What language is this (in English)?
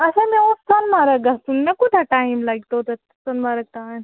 Kashmiri